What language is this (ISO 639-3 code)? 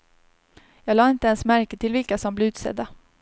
swe